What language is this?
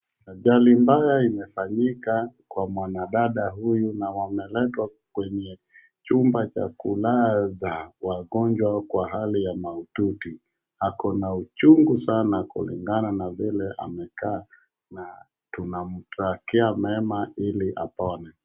Swahili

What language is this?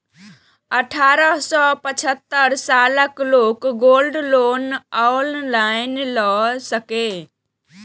Maithili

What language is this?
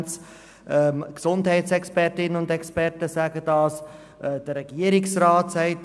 Swiss German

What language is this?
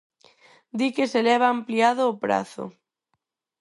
Galician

